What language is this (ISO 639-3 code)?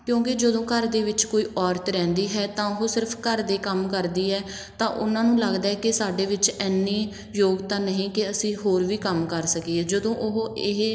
pan